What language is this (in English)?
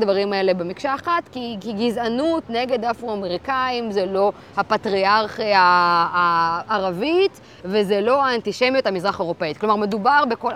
Hebrew